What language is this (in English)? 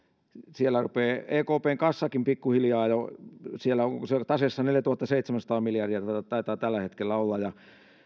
Finnish